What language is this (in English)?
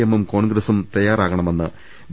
Malayalam